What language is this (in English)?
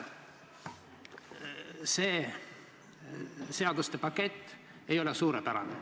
Estonian